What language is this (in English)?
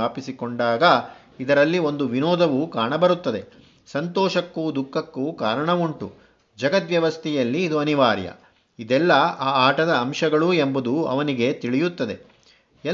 Kannada